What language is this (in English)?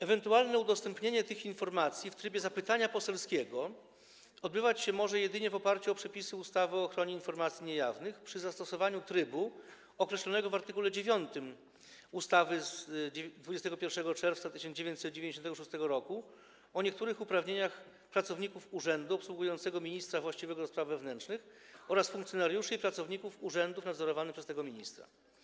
Polish